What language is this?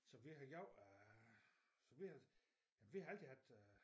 Danish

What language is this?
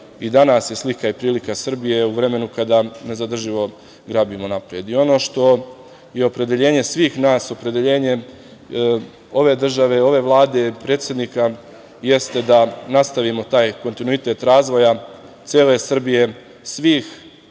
Serbian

